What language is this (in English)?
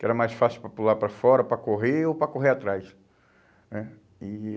Portuguese